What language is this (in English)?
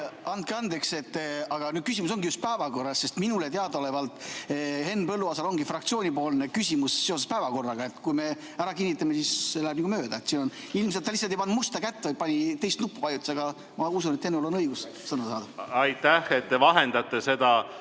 Estonian